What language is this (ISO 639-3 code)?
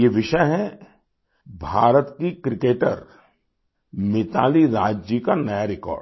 hin